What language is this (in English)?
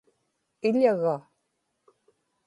Inupiaq